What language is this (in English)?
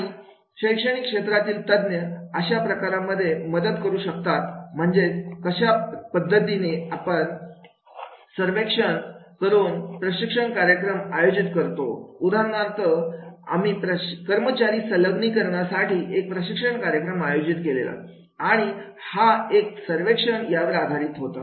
Marathi